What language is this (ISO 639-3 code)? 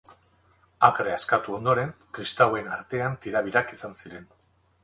eus